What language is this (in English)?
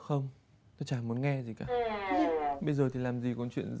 Vietnamese